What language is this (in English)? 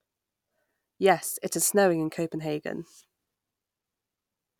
English